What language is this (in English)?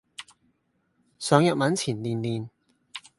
Cantonese